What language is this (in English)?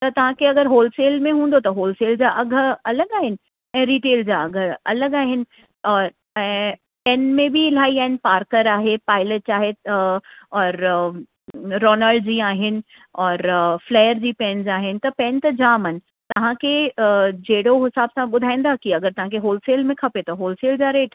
Sindhi